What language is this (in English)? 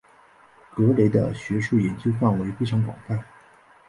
Chinese